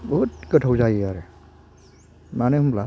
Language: Bodo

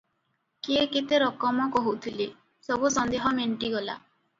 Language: Odia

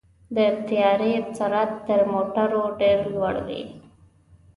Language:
Pashto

